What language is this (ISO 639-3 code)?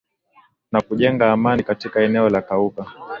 swa